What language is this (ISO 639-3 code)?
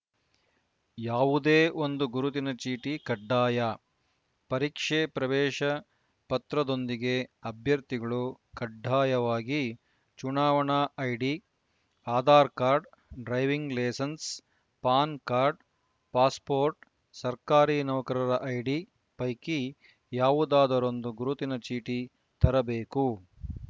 kan